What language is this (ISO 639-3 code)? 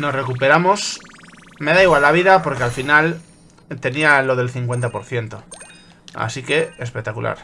spa